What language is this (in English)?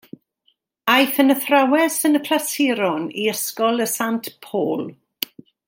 Welsh